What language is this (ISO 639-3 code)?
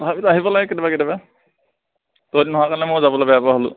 asm